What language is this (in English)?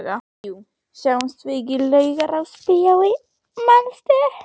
Icelandic